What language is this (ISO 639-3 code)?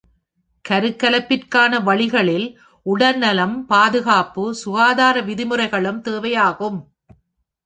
tam